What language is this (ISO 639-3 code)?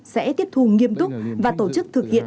vie